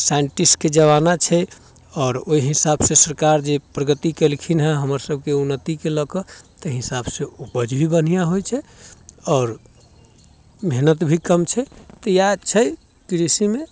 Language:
Maithili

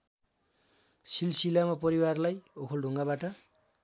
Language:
Nepali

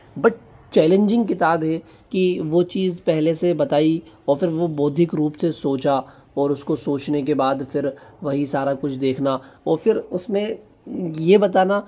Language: Hindi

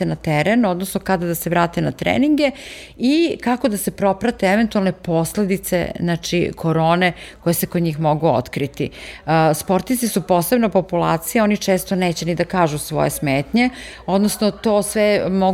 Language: Croatian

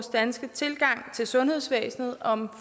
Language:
Danish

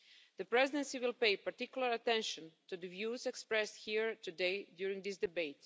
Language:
English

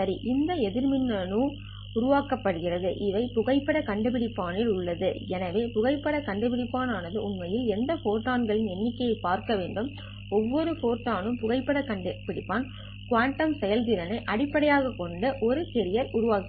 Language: Tamil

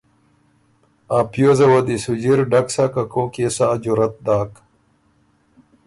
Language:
Ormuri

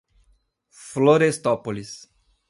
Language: Portuguese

